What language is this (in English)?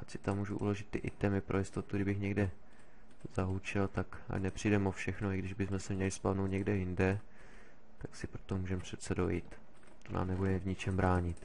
Czech